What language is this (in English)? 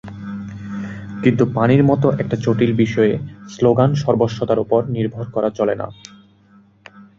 Bangla